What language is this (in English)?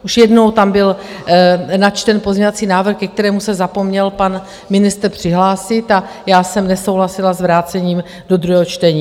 Czech